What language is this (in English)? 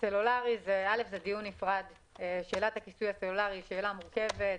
Hebrew